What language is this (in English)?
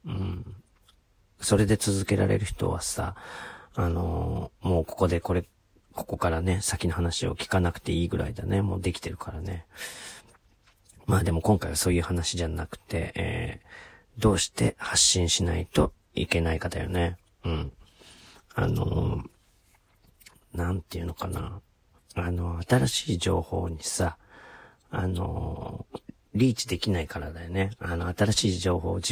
Japanese